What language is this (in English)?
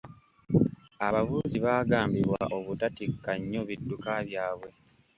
Ganda